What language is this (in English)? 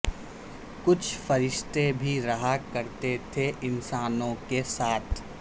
Urdu